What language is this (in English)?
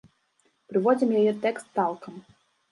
Belarusian